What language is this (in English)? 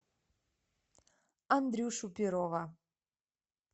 Russian